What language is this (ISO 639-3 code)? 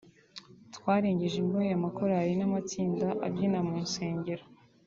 kin